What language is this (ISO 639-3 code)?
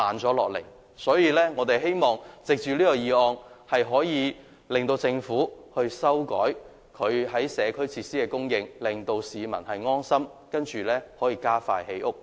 yue